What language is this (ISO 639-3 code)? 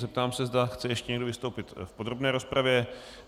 ces